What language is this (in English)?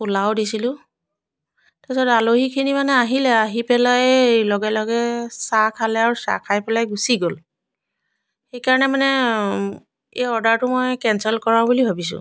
Assamese